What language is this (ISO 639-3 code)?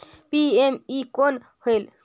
hne